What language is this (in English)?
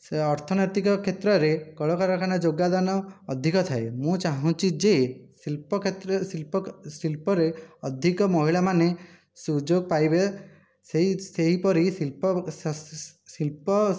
Odia